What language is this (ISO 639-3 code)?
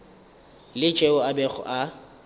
nso